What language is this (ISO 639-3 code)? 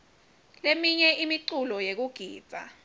ssw